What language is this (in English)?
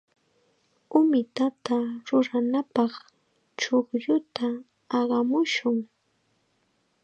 Chiquián Ancash Quechua